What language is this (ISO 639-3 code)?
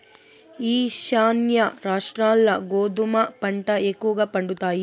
tel